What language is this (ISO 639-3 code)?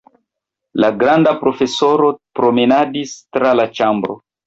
epo